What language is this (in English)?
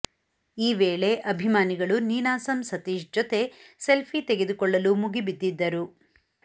Kannada